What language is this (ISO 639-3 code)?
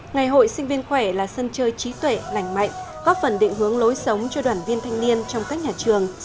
vie